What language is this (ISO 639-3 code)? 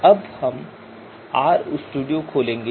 hin